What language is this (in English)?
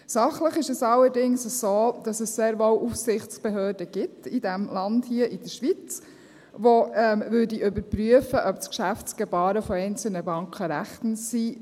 Swiss German